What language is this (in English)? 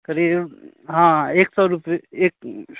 Maithili